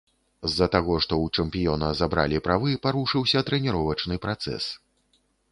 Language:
Belarusian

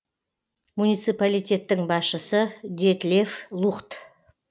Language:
Kazakh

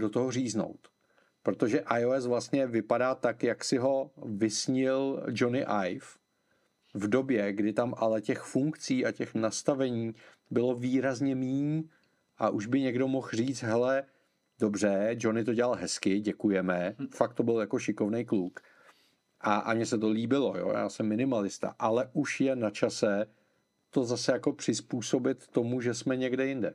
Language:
Czech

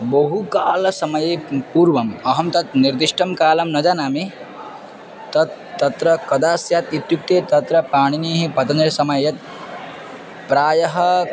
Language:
Sanskrit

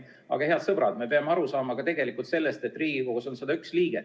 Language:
Estonian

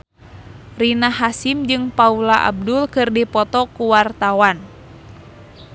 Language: Sundanese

